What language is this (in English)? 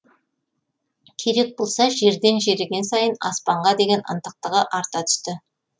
Kazakh